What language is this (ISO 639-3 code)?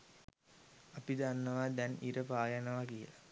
sin